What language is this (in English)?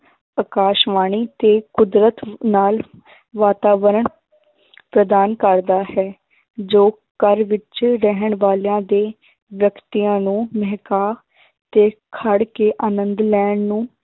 Punjabi